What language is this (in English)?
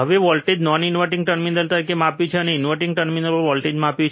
Gujarati